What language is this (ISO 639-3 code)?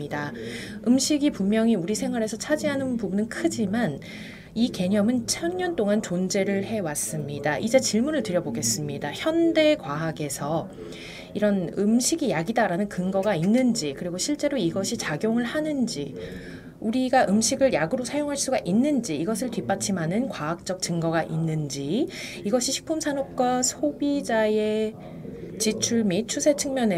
kor